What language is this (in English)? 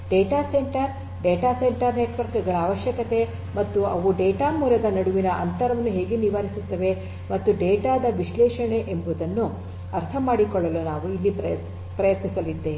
Kannada